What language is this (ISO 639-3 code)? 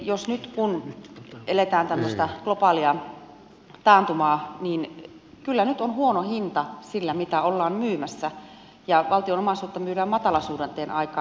fin